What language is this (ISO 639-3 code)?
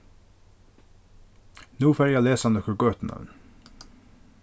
fao